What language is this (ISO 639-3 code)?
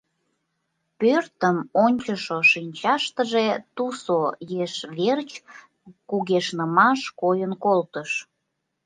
chm